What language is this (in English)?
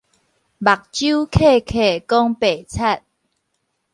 Min Nan Chinese